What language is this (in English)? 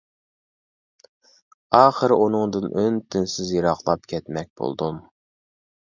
Uyghur